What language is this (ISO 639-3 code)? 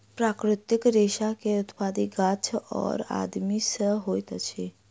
mai